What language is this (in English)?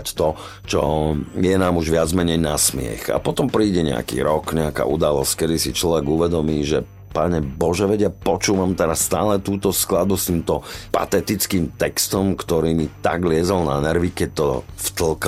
Slovak